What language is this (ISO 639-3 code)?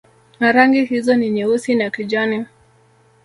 swa